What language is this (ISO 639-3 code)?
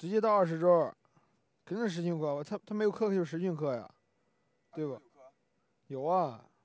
zho